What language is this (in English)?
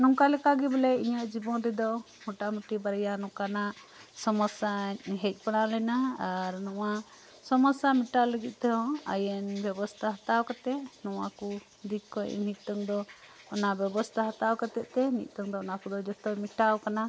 Santali